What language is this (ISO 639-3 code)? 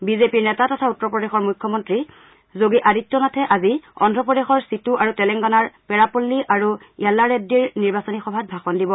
asm